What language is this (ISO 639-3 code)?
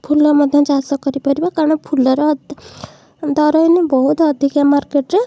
ori